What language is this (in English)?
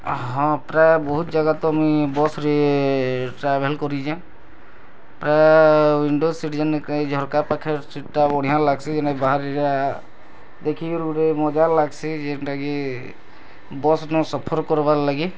Odia